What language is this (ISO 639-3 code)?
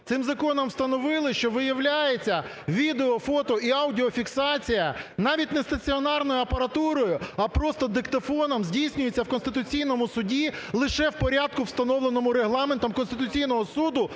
ukr